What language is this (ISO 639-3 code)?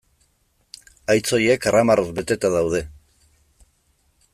eus